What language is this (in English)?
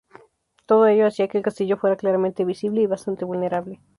Spanish